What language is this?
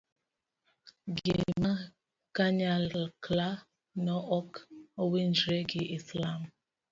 Luo (Kenya and Tanzania)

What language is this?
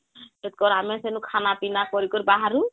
Odia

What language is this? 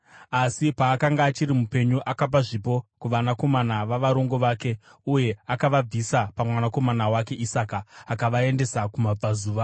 Shona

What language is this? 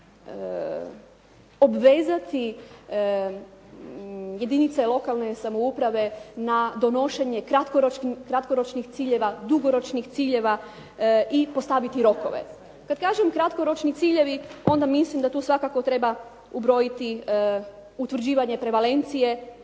Croatian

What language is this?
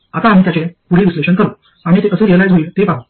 Marathi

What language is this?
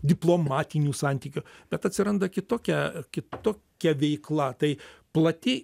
Lithuanian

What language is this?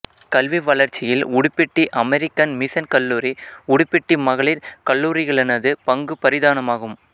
Tamil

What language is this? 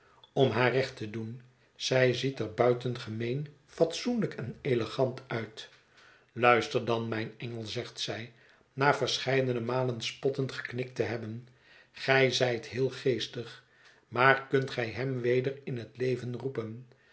Dutch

